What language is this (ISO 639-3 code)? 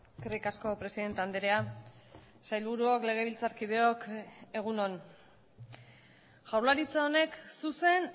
eus